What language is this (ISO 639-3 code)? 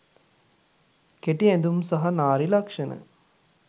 sin